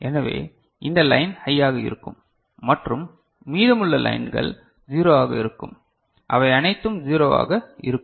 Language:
Tamil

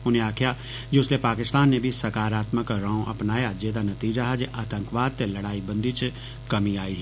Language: Dogri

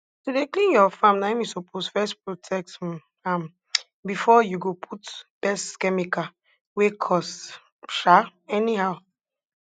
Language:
Nigerian Pidgin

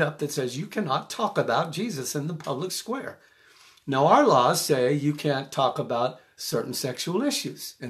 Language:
English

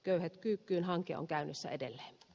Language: Finnish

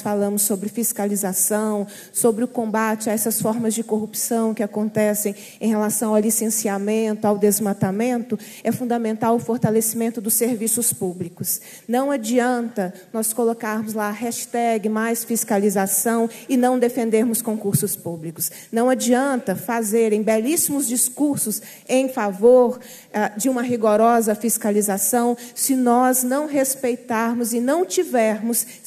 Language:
Portuguese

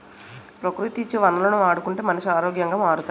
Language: Telugu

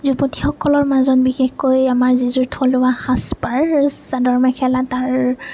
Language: Assamese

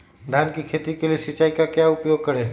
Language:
Magahi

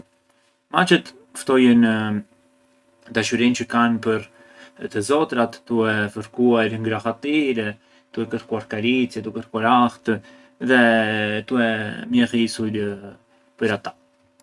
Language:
Arbëreshë Albanian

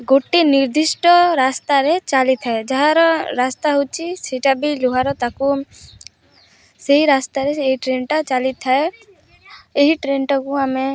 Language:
Odia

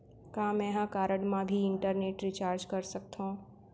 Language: Chhattisgarhi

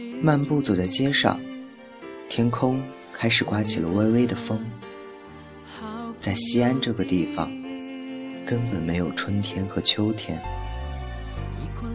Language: Chinese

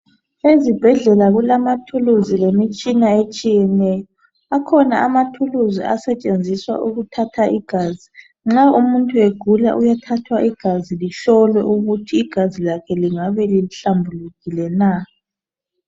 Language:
North Ndebele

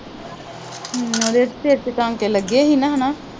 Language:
Punjabi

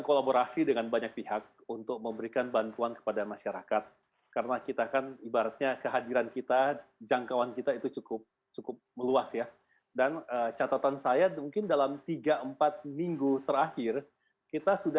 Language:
Indonesian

